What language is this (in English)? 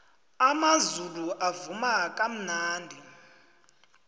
South Ndebele